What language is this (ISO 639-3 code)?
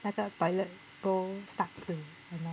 eng